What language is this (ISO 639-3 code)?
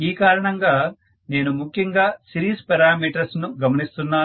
tel